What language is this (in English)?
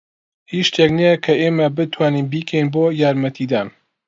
Central Kurdish